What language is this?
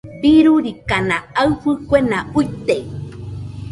Nüpode Huitoto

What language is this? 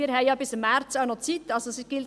Swiss German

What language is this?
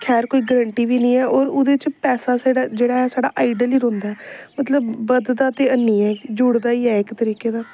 Dogri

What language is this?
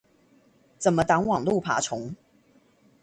Chinese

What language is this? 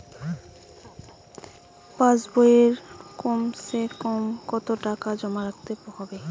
Bangla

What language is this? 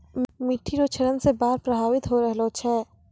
Maithili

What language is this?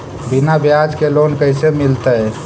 Magahi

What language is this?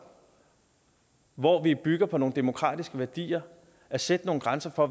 Danish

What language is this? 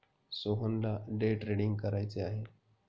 Marathi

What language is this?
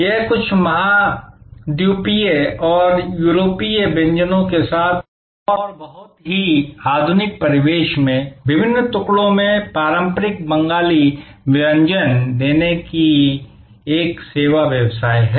Hindi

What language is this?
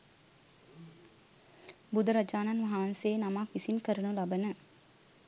Sinhala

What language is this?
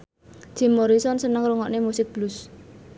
Javanese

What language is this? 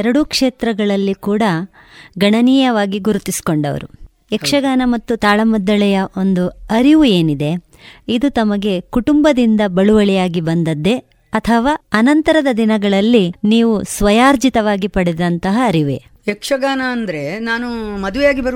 Kannada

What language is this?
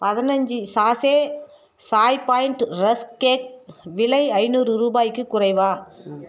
Tamil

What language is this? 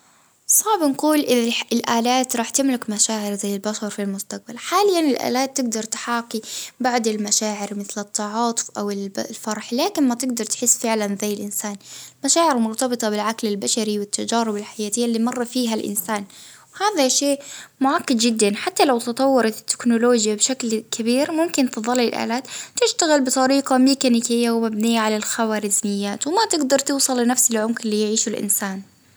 Baharna Arabic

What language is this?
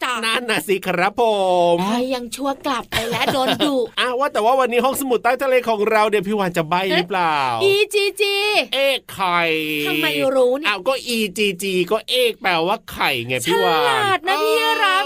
Thai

